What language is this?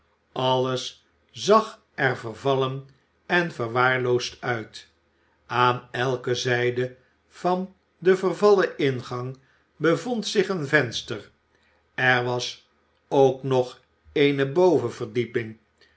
Dutch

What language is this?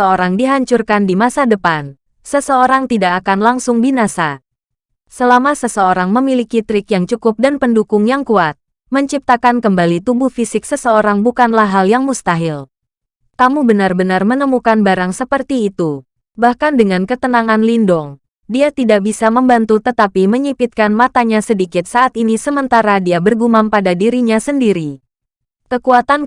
Indonesian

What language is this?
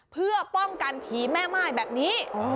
Thai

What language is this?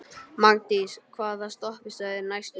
Icelandic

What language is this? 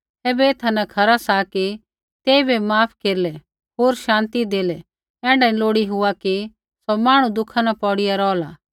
Kullu Pahari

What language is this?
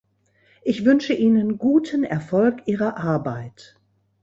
German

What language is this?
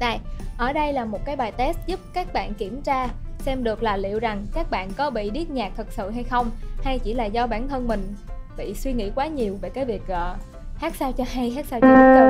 Vietnamese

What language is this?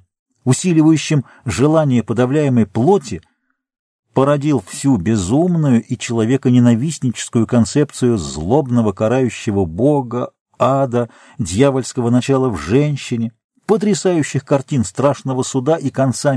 Russian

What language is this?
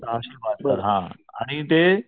Marathi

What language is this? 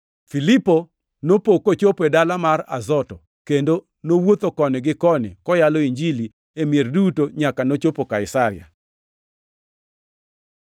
Luo (Kenya and Tanzania)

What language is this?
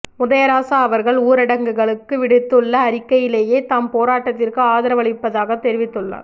Tamil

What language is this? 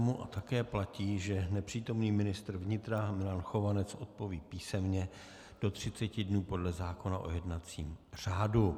Czech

